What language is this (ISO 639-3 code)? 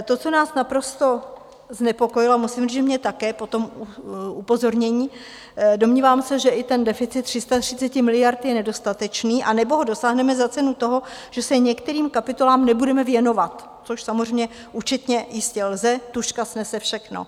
ces